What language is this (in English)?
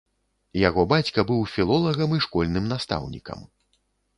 Belarusian